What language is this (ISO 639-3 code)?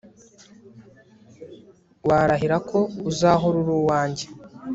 kin